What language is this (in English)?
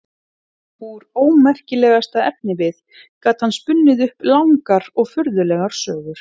Icelandic